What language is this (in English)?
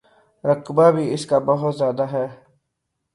Urdu